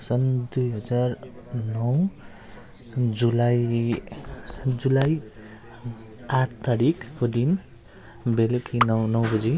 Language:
Nepali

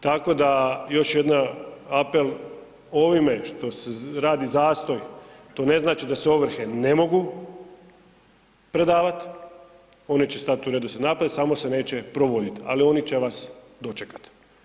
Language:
Croatian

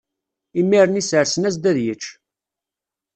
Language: Kabyle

